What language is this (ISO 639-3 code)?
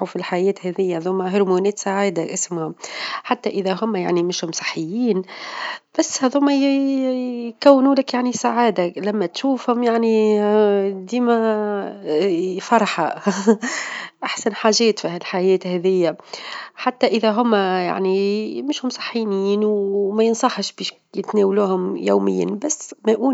aeb